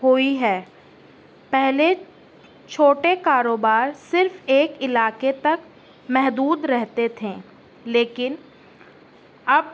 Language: Urdu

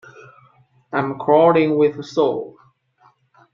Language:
English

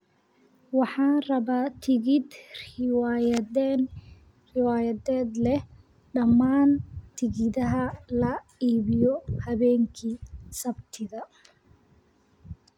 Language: Somali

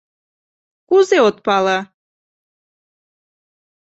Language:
Mari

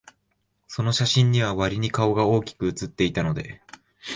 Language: Japanese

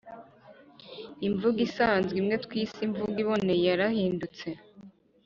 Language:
Kinyarwanda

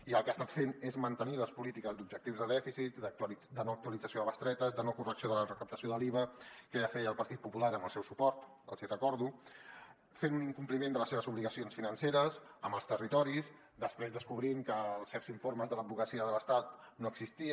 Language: Catalan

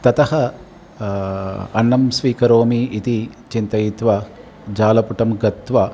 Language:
Sanskrit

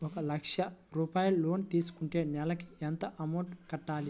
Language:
Telugu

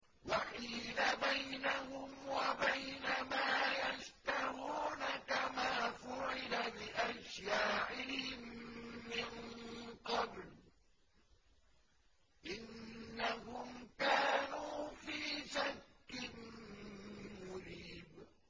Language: Arabic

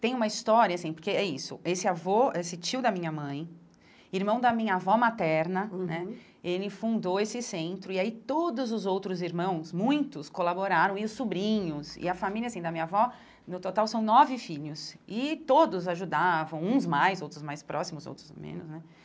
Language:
Portuguese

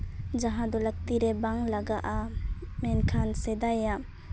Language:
Santali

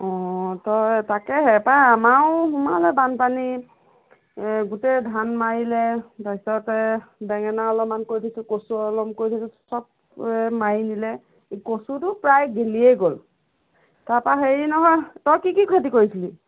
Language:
Assamese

